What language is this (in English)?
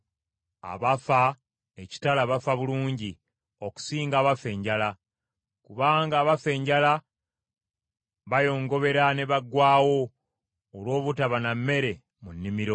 Ganda